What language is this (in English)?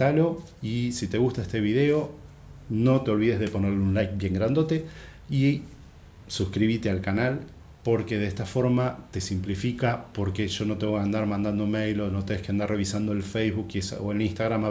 Spanish